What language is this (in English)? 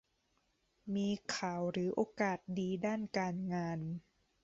Thai